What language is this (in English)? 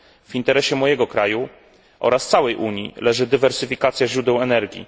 Polish